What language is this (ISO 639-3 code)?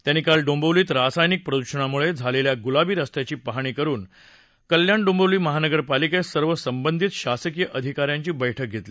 mar